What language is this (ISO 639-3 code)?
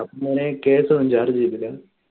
mal